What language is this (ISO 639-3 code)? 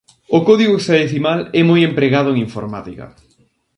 glg